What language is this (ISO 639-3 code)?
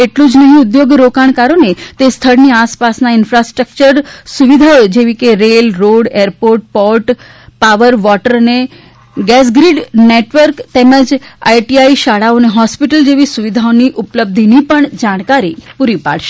guj